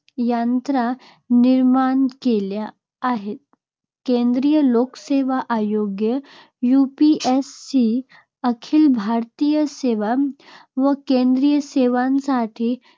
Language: Marathi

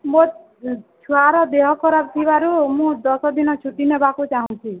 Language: Odia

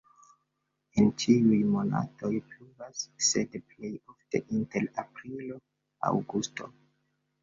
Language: Esperanto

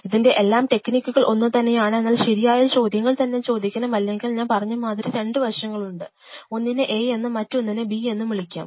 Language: Malayalam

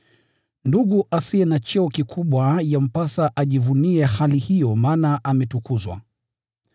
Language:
Swahili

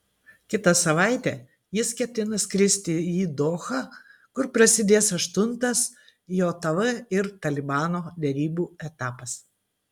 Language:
Lithuanian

